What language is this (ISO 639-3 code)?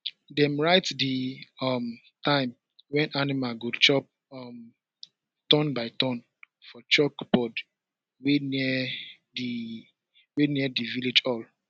pcm